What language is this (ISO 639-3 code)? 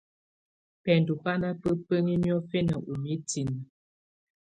tvu